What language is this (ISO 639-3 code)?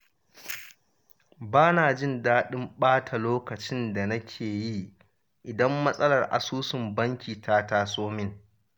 hau